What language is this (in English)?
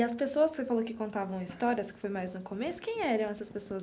Portuguese